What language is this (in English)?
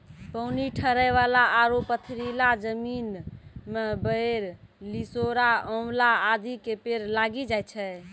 Maithili